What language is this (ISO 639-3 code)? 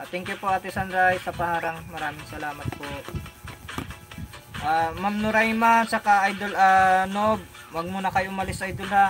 fil